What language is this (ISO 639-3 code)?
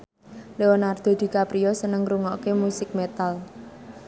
jav